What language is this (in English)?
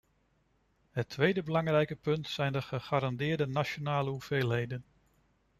Dutch